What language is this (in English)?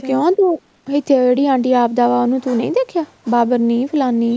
Punjabi